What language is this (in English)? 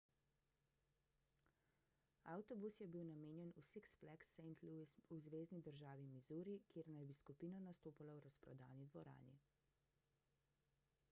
Slovenian